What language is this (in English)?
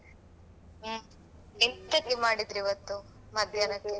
Kannada